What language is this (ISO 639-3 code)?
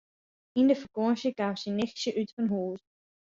fry